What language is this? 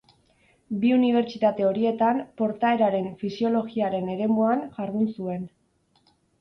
Basque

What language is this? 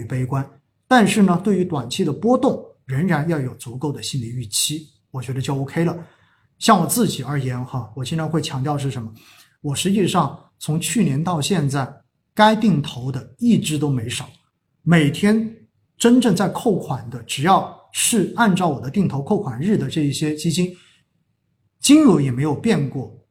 Chinese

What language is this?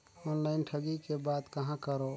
Chhattisgarhi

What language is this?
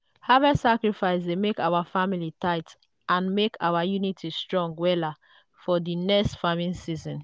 Nigerian Pidgin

